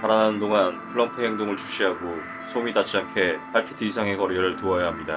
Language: Korean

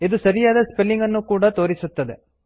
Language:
Kannada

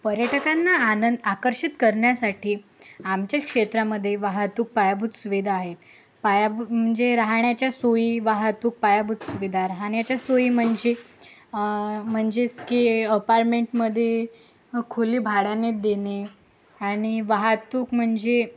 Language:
Marathi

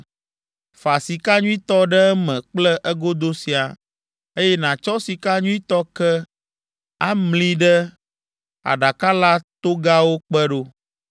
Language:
Ewe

